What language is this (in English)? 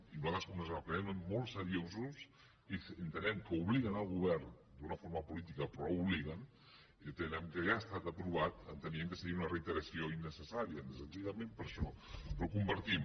Catalan